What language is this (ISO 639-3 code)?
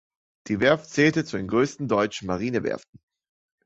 deu